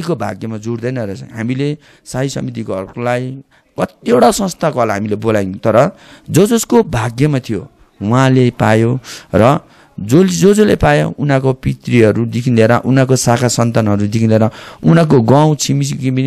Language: Romanian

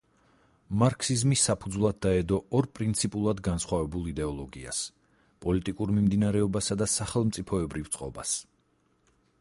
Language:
Georgian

